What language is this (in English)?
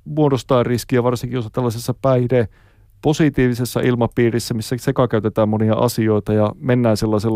Finnish